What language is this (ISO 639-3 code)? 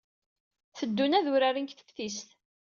kab